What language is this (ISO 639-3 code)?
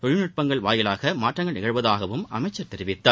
tam